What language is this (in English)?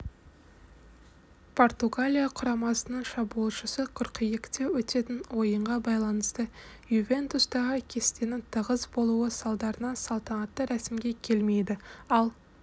Kazakh